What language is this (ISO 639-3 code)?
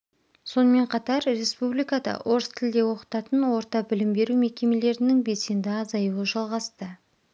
kaz